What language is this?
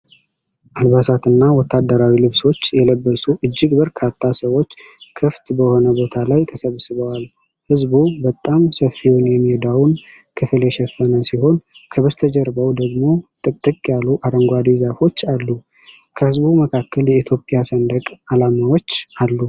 Amharic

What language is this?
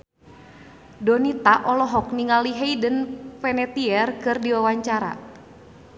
Sundanese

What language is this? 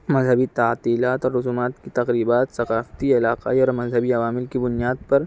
Urdu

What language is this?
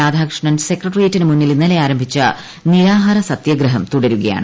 Malayalam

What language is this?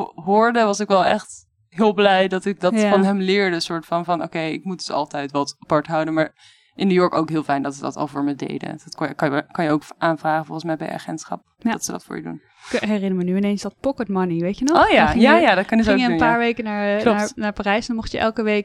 Dutch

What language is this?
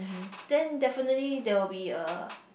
English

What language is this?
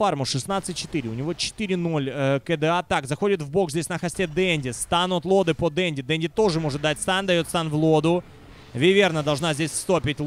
Russian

